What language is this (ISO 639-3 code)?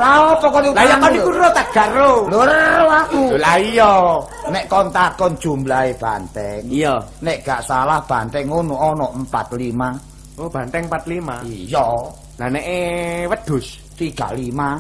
ind